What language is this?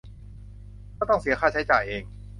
Thai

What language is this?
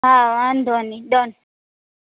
Gujarati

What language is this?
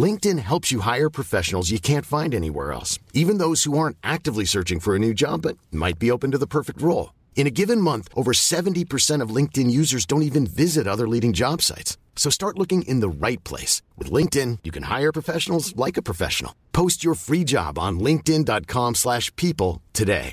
Filipino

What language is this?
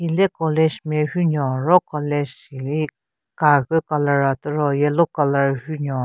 Southern Rengma Naga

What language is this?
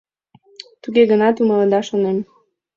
Mari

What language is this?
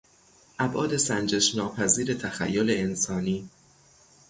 Persian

